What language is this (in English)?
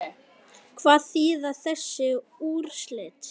Icelandic